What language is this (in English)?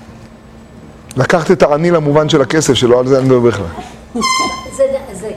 Hebrew